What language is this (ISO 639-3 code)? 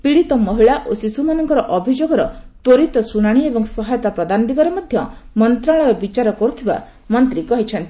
ori